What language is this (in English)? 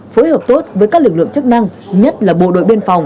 Vietnamese